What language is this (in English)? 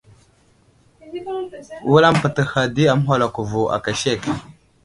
Wuzlam